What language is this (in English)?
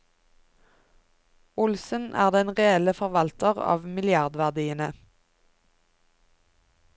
Norwegian